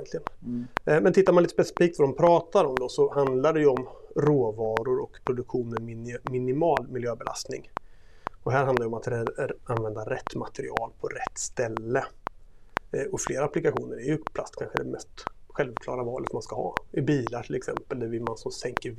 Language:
Swedish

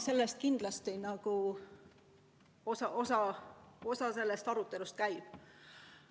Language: Estonian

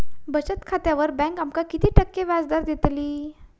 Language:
Marathi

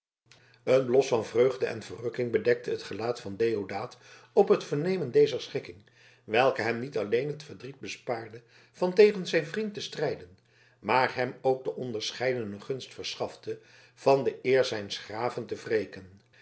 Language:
Dutch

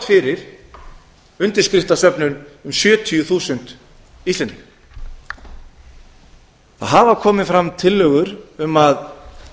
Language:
Icelandic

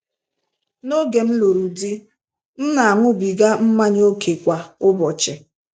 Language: Igbo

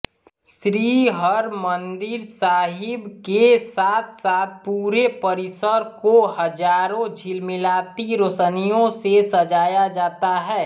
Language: Hindi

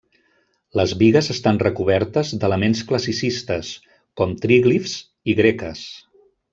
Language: Catalan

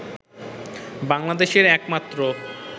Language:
Bangla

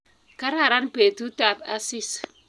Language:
Kalenjin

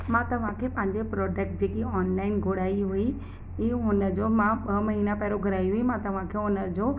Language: Sindhi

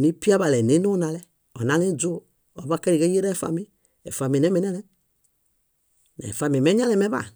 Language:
Bayot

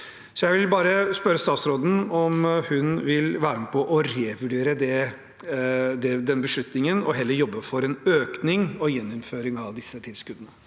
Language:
Norwegian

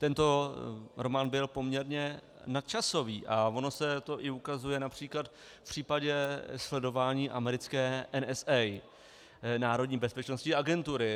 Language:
Czech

